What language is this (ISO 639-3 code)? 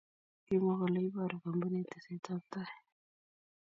kln